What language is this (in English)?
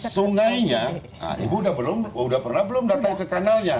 Indonesian